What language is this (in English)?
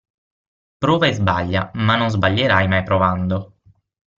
Italian